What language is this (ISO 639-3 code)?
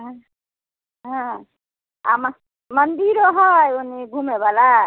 mai